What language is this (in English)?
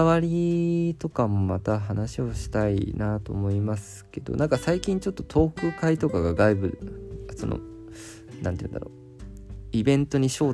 Japanese